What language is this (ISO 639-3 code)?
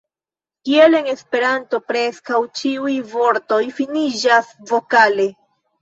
epo